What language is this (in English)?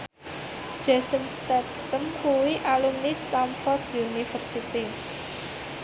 Javanese